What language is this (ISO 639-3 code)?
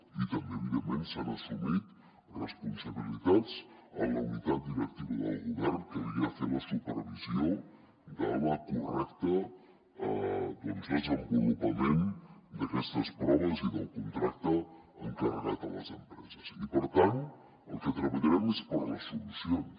cat